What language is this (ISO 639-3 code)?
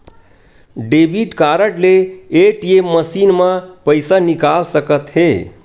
hne